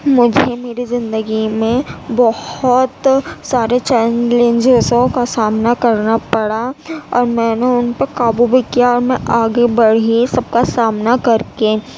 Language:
Urdu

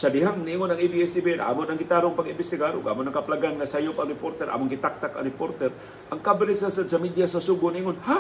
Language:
Filipino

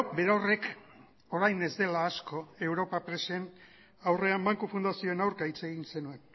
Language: Basque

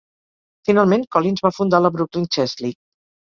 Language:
Catalan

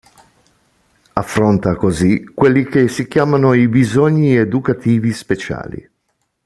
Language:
Italian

